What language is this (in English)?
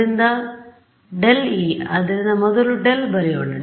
Kannada